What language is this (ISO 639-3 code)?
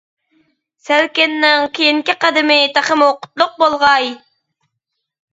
uig